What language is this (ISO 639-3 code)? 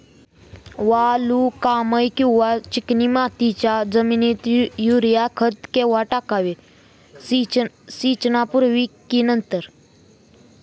mar